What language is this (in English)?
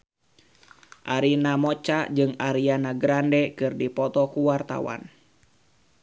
Sundanese